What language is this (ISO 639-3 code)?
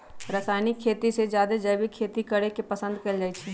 mag